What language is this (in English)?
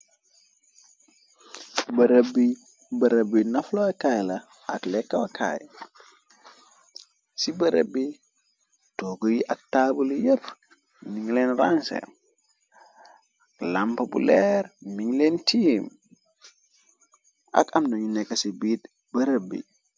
Wolof